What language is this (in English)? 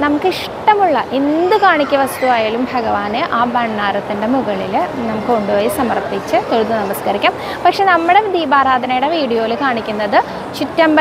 Arabic